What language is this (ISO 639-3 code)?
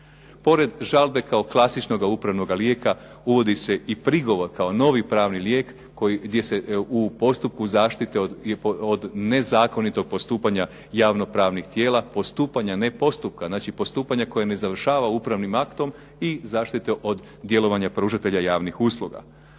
hrv